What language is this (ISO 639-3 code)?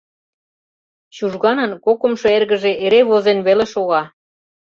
chm